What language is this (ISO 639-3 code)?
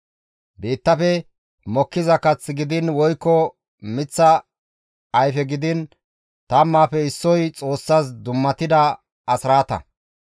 gmv